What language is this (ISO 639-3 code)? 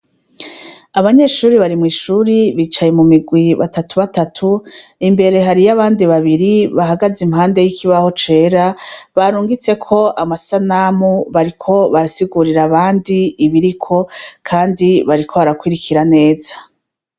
run